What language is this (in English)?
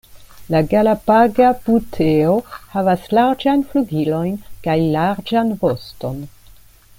Esperanto